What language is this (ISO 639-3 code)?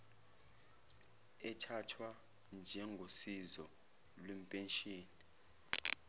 zul